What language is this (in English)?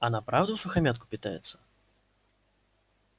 Russian